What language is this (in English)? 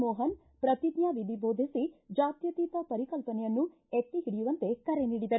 Kannada